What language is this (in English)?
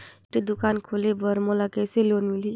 Chhattisgarhi